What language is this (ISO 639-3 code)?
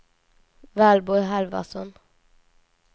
swe